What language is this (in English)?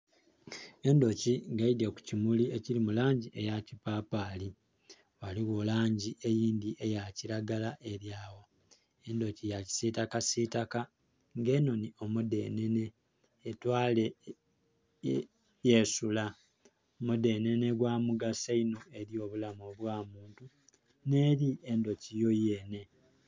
Soga